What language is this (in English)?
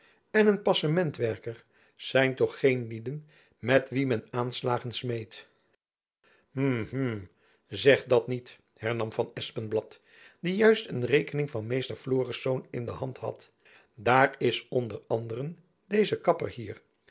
Dutch